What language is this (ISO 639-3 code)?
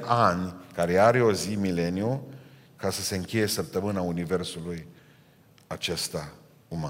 ron